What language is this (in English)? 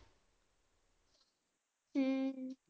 Punjabi